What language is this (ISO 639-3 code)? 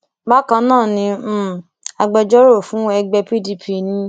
yor